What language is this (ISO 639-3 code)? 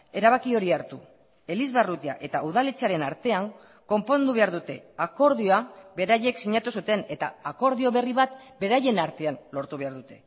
eus